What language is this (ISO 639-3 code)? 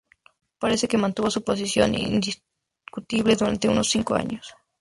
spa